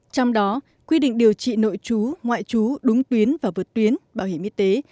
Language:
Vietnamese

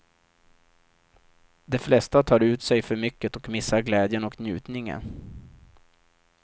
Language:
Swedish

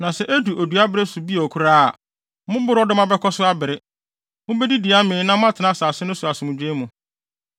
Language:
Akan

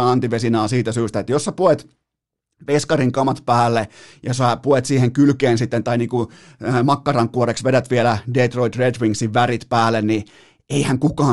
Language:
Finnish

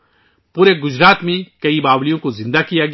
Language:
Urdu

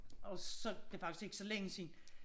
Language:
Danish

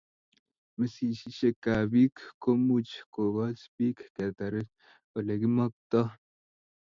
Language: Kalenjin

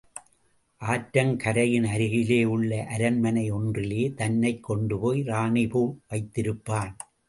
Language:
Tamil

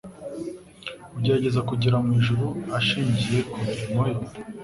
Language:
Kinyarwanda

